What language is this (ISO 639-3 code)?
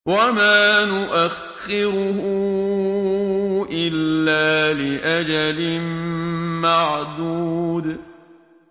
ara